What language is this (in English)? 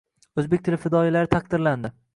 Uzbek